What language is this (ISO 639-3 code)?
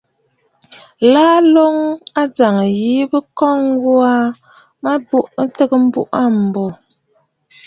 bfd